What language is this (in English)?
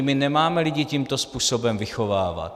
Czech